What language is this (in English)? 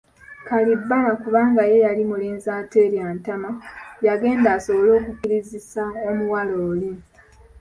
Ganda